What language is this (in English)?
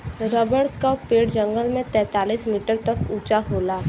Bhojpuri